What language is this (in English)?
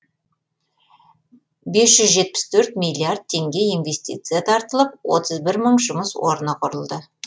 Kazakh